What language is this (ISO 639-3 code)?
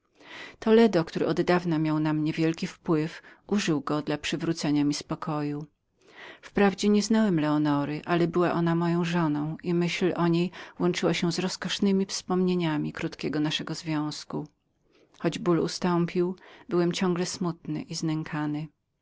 pol